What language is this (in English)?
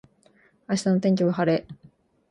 Japanese